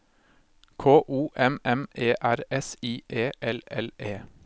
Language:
Norwegian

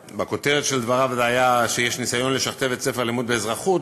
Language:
Hebrew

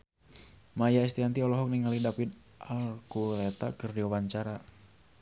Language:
Sundanese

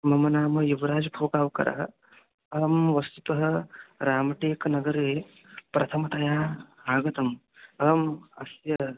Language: Sanskrit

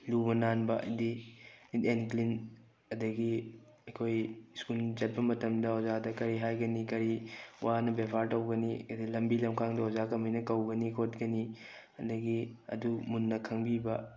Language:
Manipuri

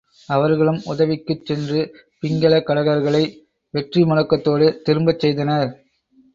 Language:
Tamil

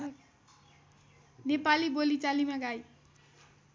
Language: Nepali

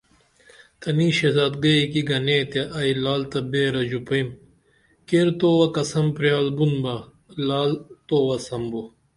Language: Dameli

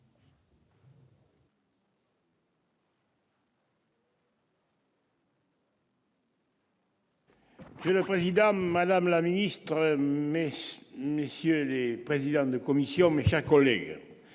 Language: French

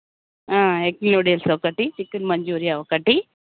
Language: Telugu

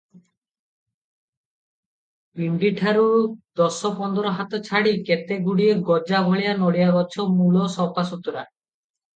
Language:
Odia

